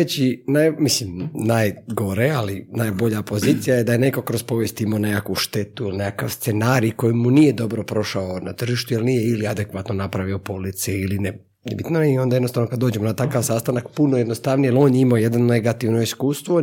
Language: Croatian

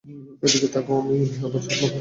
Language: Bangla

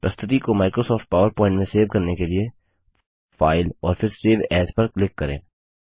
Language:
Hindi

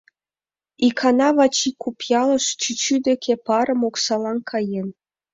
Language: Mari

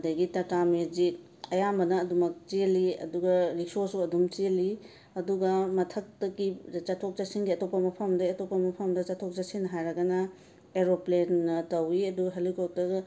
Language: Manipuri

